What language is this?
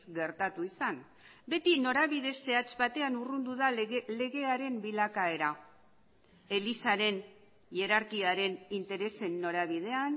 Basque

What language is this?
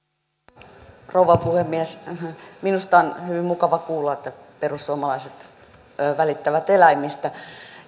Finnish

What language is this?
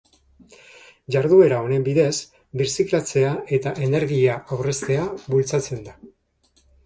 Basque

